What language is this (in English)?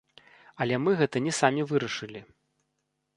Belarusian